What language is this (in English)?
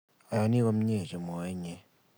Kalenjin